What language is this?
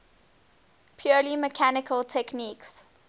English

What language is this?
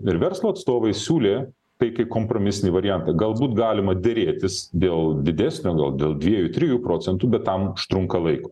Lithuanian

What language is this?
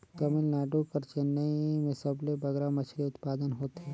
Chhattisgarhi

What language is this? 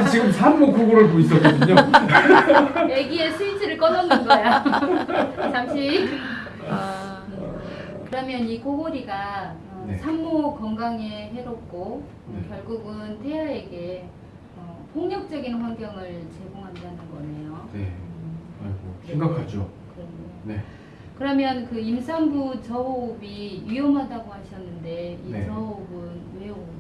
Korean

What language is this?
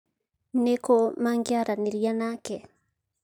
Kikuyu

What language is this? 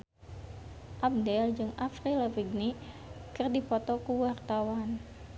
Sundanese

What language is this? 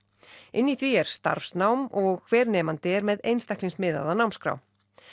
Icelandic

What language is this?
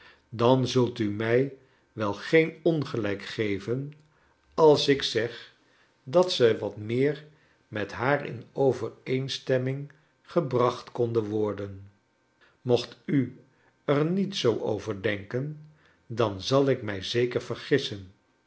Dutch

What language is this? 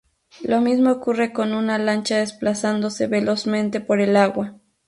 Spanish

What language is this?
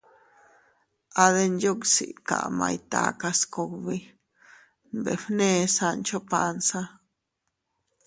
Teutila Cuicatec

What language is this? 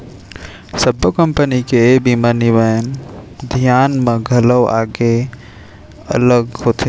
Chhattisgarhi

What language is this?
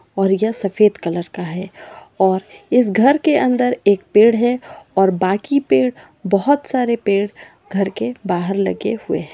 Magahi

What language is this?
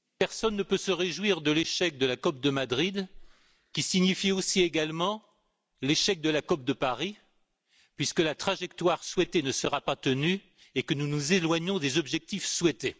French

